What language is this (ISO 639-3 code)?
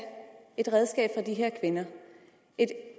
dan